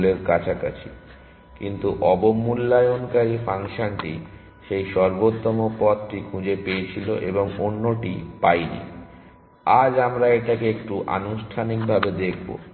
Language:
Bangla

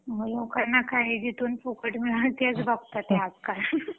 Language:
Marathi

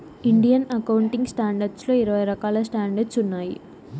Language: Telugu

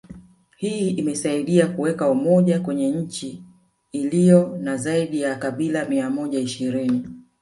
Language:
Swahili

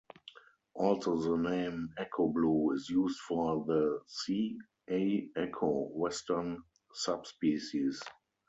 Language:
English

